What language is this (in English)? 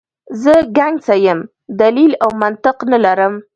Pashto